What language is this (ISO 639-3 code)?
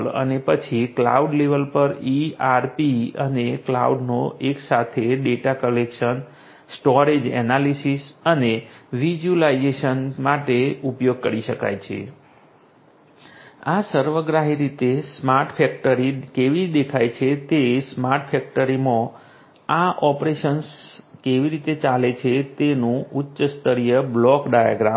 guj